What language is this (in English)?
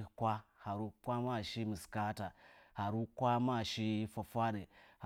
Nzanyi